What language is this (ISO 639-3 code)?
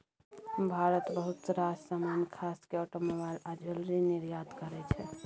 mai